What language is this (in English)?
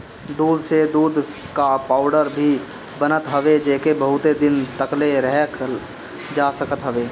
Bhojpuri